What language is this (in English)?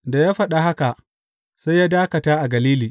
Hausa